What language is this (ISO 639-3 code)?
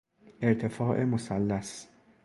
fas